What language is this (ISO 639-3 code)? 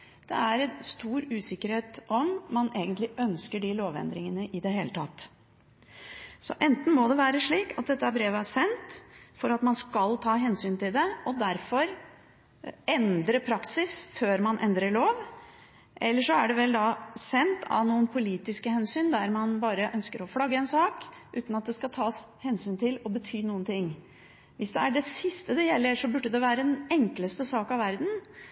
nob